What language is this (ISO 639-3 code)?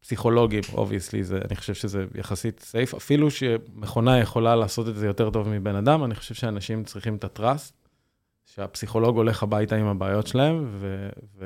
heb